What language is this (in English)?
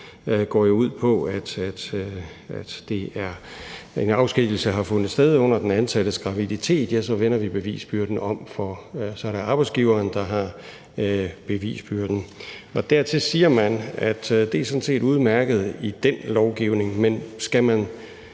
Danish